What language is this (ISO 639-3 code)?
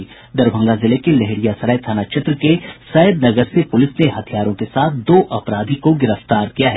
hin